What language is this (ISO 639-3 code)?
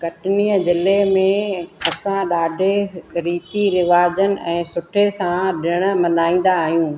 snd